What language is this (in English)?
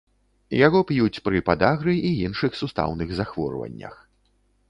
Belarusian